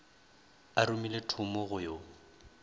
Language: Northern Sotho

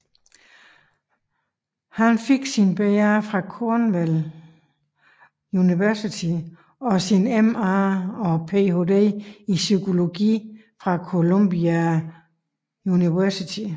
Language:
Danish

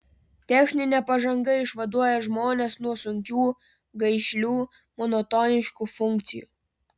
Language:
Lithuanian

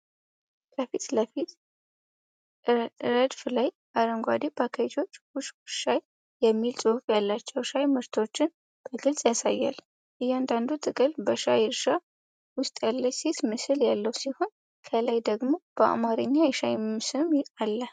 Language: Amharic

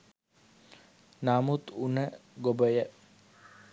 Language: Sinhala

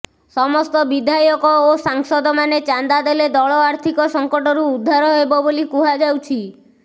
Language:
Odia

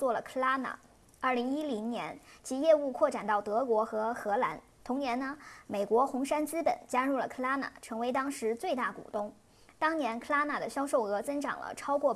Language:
Chinese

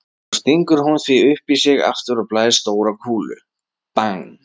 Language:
Icelandic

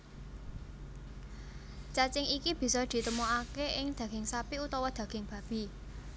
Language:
Javanese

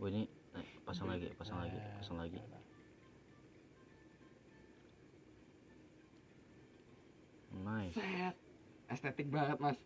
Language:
Indonesian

